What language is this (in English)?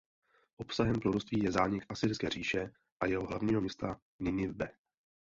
Czech